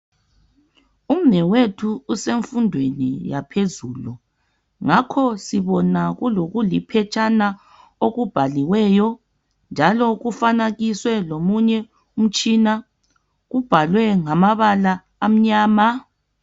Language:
North Ndebele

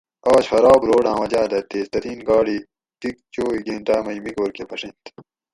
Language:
Gawri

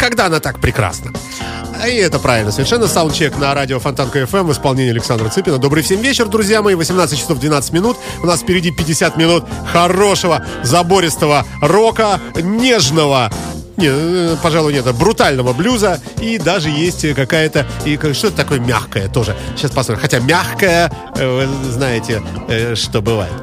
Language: Russian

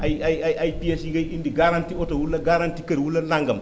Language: Wolof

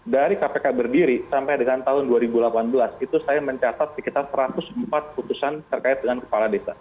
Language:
Indonesian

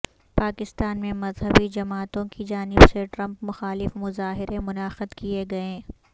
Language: Urdu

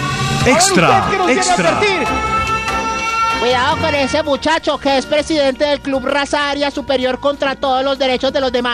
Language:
Spanish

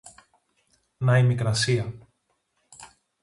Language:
Greek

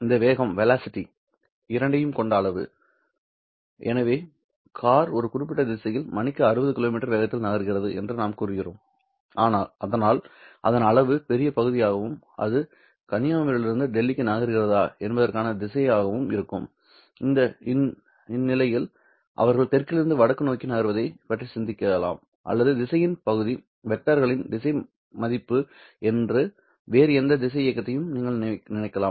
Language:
Tamil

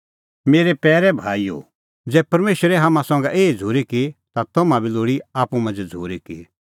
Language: Kullu Pahari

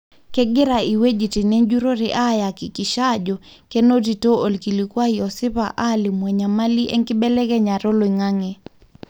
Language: Masai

